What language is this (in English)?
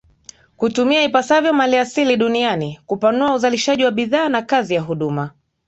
Swahili